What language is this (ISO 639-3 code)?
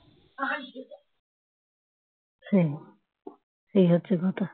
ben